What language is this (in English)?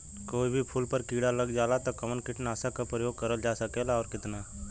Bhojpuri